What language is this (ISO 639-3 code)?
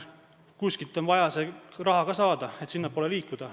est